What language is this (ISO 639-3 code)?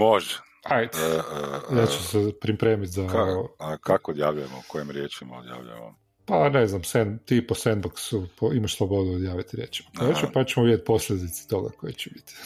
hrv